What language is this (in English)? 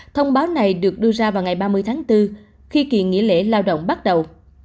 Vietnamese